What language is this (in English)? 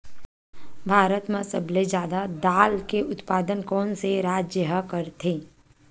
Chhattisgarhi